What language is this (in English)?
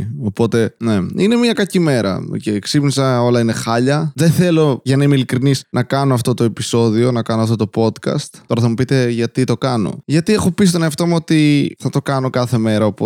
Greek